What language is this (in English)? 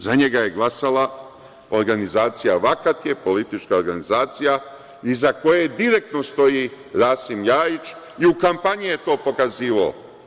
Serbian